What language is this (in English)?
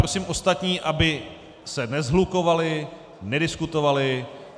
Czech